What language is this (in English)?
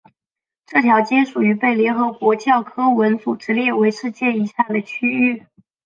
Chinese